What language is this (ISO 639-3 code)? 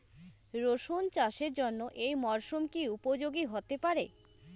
ben